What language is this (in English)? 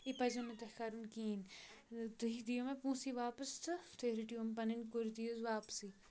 Kashmiri